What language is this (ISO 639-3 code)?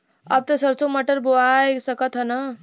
bho